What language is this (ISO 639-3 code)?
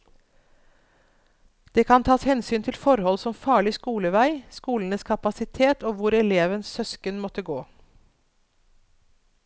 nor